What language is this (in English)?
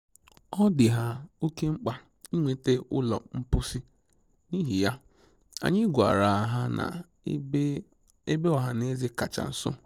Igbo